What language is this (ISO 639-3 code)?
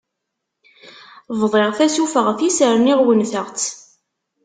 kab